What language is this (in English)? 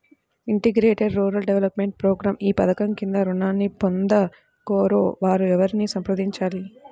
Telugu